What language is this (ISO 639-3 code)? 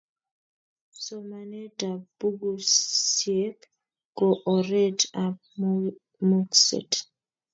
kln